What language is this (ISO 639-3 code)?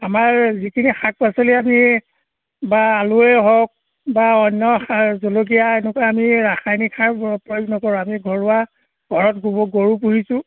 asm